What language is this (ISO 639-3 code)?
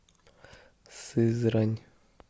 rus